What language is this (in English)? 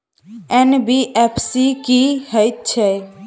Maithili